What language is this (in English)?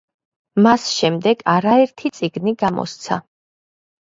Georgian